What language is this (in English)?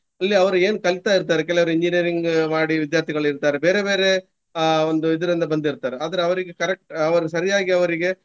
Kannada